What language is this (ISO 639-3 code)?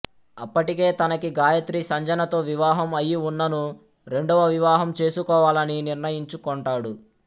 tel